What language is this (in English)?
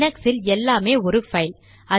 Tamil